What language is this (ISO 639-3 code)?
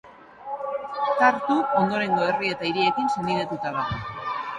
eus